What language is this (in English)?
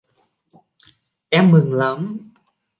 Vietnamese